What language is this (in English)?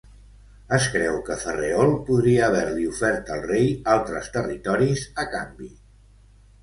Catalan